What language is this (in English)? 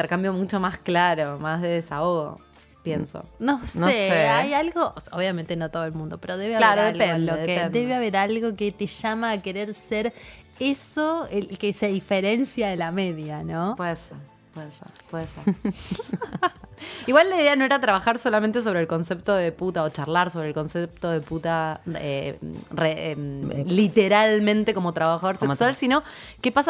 Spanish